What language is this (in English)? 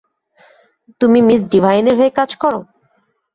Bangla